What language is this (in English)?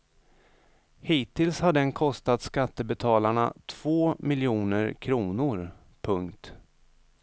Swedish